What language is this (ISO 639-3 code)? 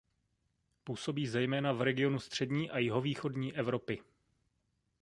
ces